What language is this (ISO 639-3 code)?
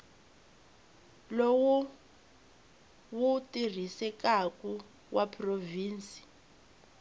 tso